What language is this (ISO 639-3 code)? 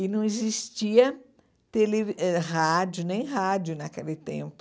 por